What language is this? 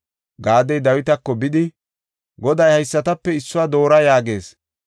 Gofa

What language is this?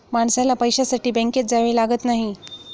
Marathi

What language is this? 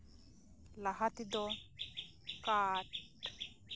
Santali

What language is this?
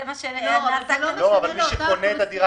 Hebrew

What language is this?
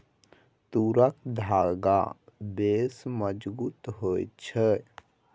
Maithili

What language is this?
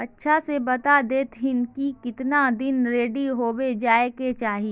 Magahi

